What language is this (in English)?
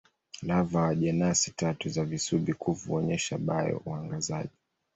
Swahili